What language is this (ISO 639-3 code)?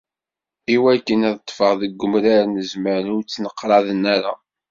kab